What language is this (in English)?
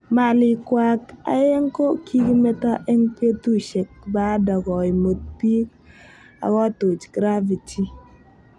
Kalenjin